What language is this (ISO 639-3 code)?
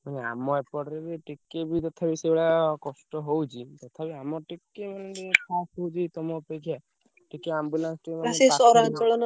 ori